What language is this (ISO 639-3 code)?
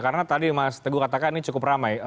ind